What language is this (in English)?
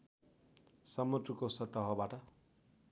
Nepali